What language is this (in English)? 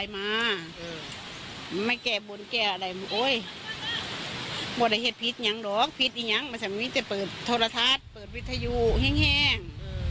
Thai